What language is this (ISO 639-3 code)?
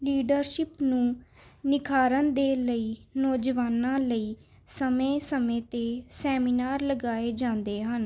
pan